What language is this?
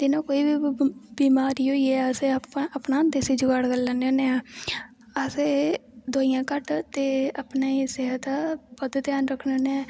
Dogri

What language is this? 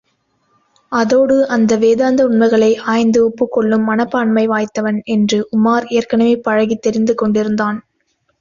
Tamil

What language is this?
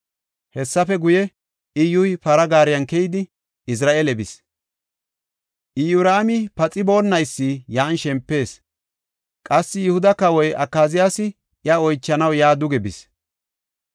Gofa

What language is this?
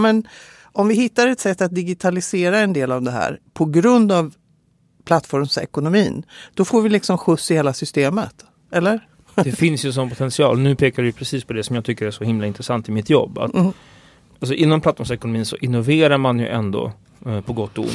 Swedish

